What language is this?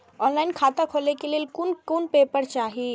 Maithili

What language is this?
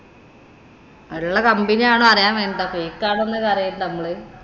Malayalam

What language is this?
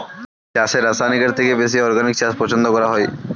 Bangla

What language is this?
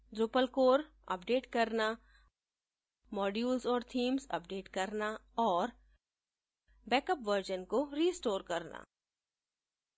Hindi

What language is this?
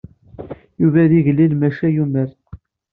Kabyle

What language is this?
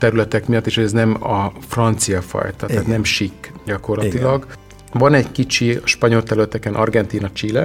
Hungarian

